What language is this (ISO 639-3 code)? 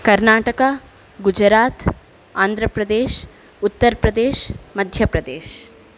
san